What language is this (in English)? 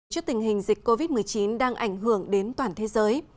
Vietnamese